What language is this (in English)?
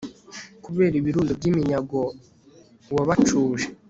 Kinyarwanda